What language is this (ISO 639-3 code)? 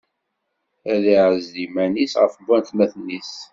kab